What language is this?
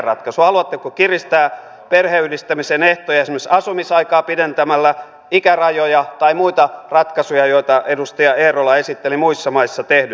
Finnish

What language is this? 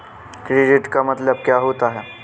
Hindi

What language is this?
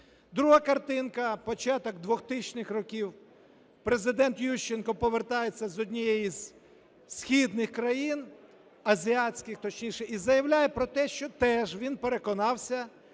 Ukrainian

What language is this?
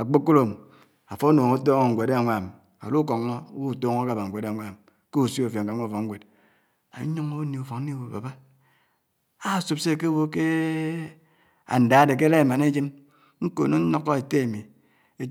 Anaang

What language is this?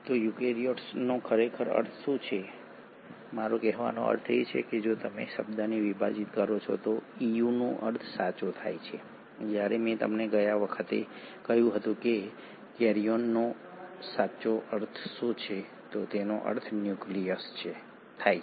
Gujarati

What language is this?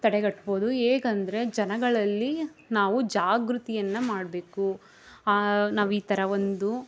Kannada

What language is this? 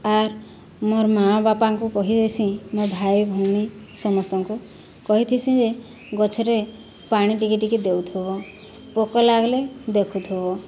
Odia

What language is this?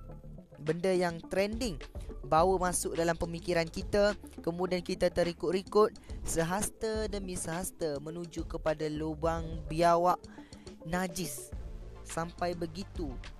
Malay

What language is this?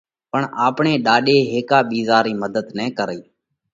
Parkari Koli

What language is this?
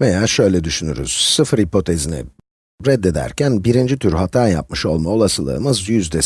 Turkish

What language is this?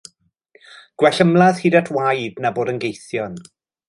Welsh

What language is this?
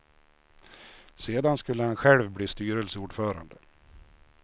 Swedish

